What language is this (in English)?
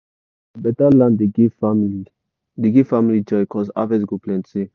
Nigerian Pidgin